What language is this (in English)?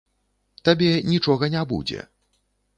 Belarusian